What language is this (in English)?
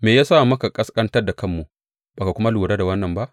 Hausa